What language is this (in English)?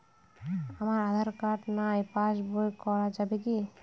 Bangla